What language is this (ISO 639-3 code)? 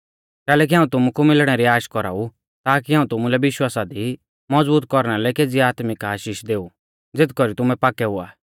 bfz